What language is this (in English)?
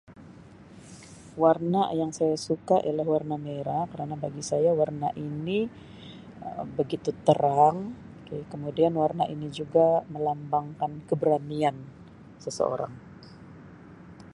Sabah Malay